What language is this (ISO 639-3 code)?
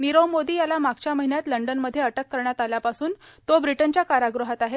mar